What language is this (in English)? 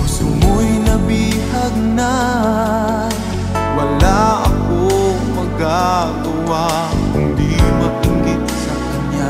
Romanian